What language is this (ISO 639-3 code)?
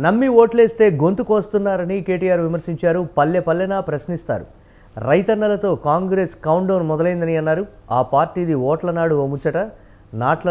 tel